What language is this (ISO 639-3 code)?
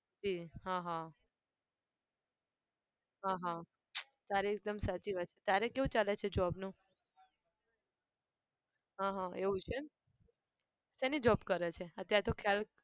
guj